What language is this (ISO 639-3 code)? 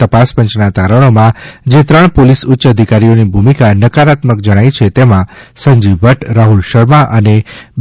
guj